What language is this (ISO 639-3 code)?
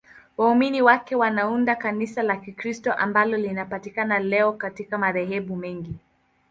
swa